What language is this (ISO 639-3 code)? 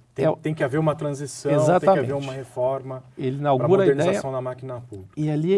por